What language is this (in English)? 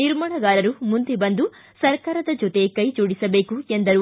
Kannada